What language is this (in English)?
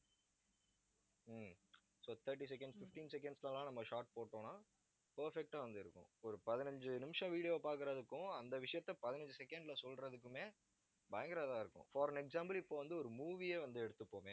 Tamil